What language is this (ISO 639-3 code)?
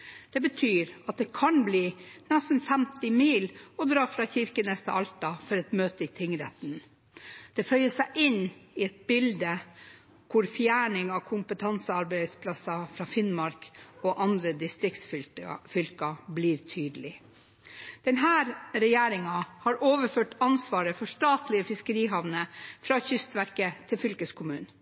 nob